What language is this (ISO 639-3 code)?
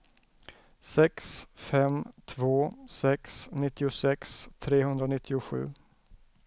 swe